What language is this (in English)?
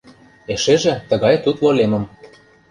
Mari